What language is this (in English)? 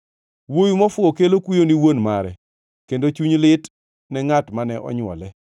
Luo (Kenya and Tanzania)